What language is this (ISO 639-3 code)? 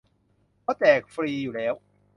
tha